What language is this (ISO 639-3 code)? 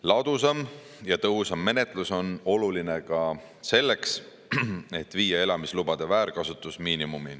est